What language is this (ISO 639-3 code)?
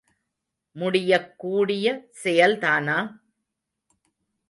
tam